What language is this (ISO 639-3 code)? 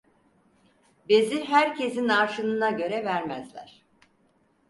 tur